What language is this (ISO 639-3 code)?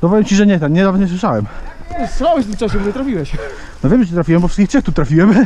pol